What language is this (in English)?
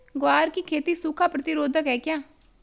Hindi